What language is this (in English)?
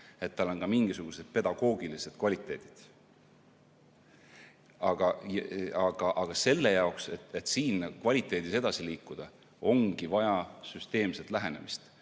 Estonian